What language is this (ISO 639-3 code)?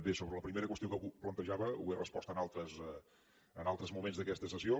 cat